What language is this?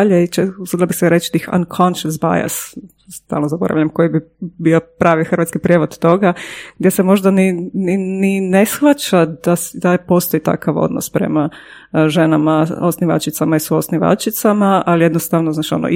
Croatian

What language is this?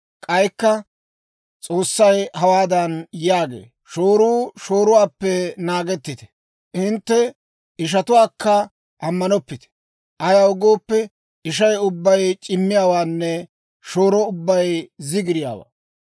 Dawro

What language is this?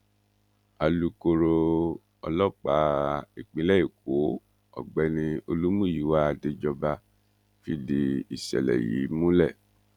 Yoruba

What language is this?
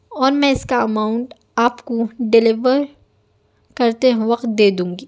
Urdu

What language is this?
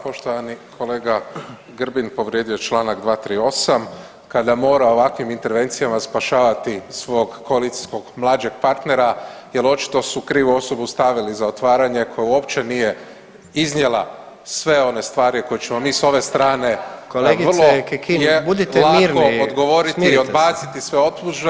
Croatian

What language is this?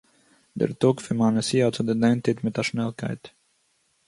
Yiddish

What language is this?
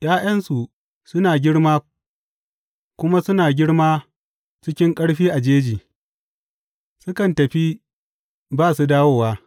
Hausa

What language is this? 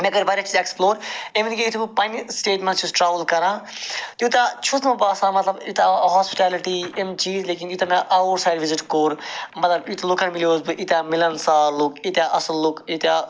Kashmiri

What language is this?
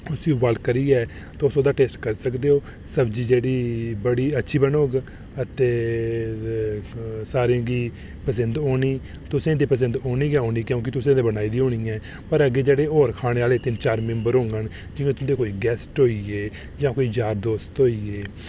Dogri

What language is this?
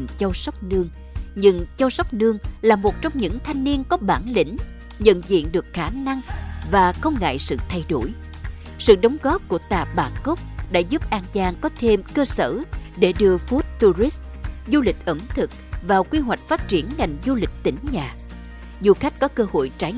Vietnamese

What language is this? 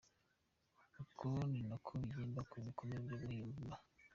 Kinyarwanda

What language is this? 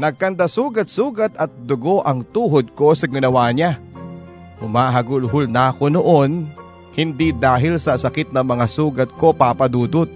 Filipino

